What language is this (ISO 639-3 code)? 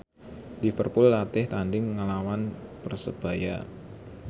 jav